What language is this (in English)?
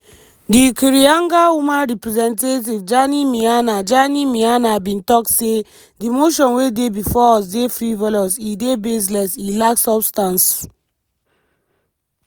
Nigerian Pidgin